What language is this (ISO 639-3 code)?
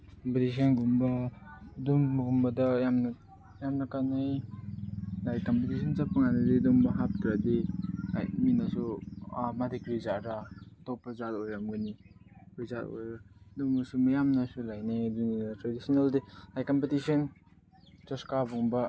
mni